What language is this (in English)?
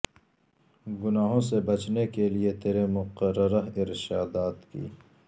Urdu